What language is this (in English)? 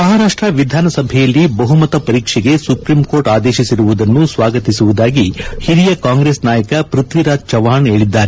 Kannada